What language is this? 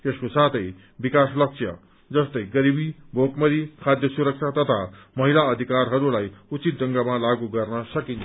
Nepali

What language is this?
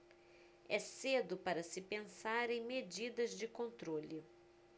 Portuguese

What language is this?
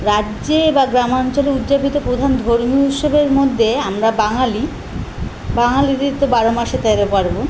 Bangla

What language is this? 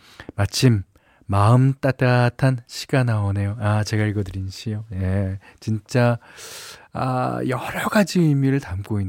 Korean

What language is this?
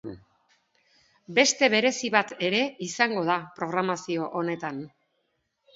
Basque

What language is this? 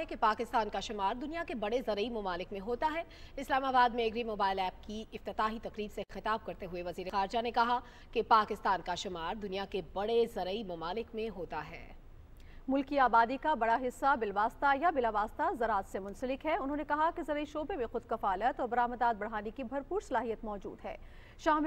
Hindi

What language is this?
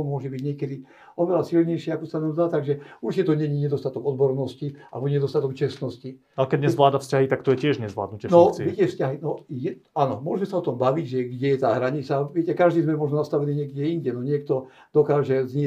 Slovak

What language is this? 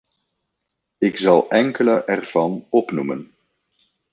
Dutch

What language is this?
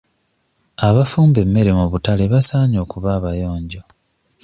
Ganda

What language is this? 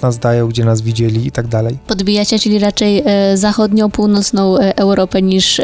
Polish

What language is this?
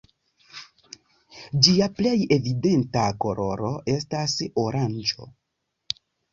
Esperanto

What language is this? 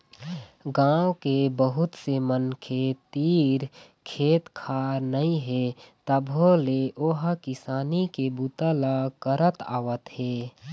Chhattisgarhi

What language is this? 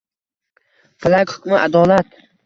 Uzbek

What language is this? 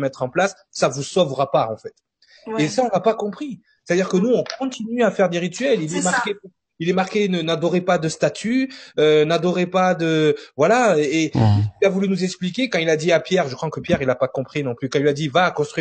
French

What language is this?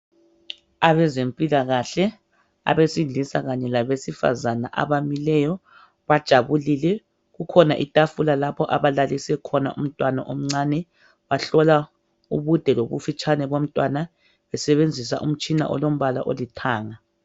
North Ndebele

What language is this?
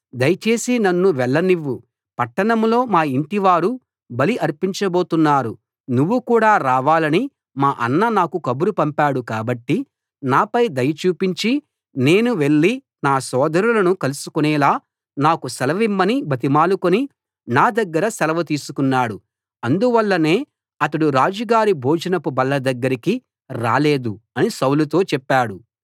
Telugu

